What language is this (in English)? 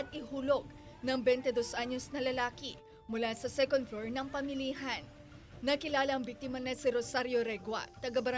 Filipino